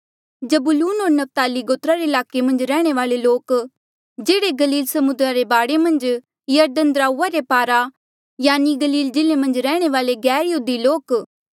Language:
Mandeali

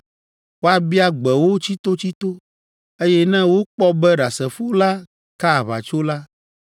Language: Ewe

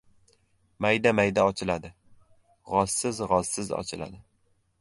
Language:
Uzbek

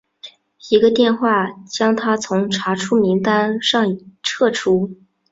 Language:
Chinese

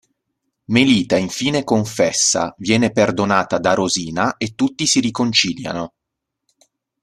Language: Italian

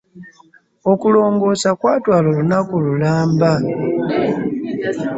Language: Ganda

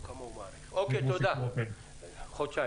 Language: Hebrew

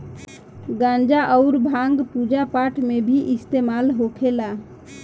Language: Bhojpuri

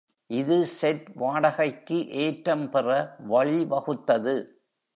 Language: Tamil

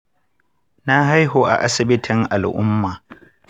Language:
Hausa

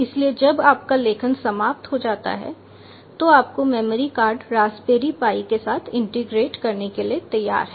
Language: Hindi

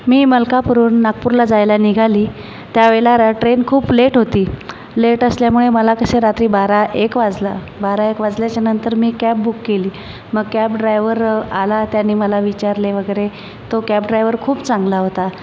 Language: Marathi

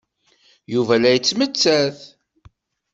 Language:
Kabyle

